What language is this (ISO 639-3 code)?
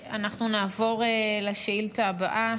heb